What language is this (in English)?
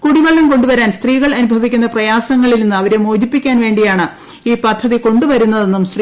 Malayalam